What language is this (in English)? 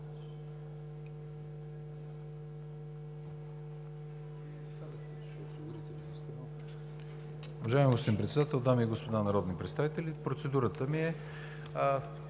Bulgarian